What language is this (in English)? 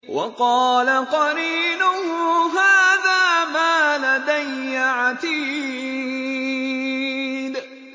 Arabic